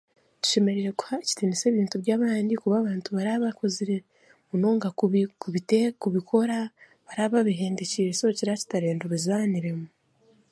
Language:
Chiga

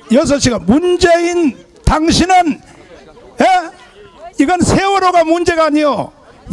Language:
Korean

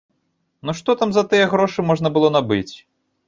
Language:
Belarusian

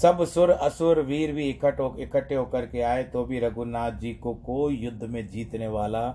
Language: Hindi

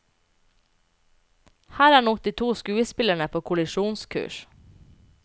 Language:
Norwegian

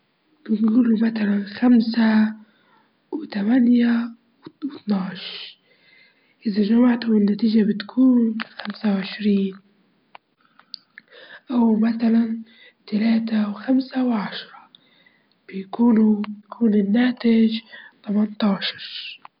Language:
Libyan Arabic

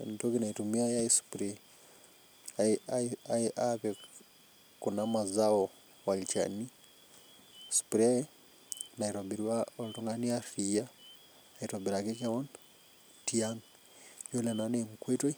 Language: Masai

